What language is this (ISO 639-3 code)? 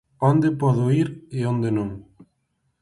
glg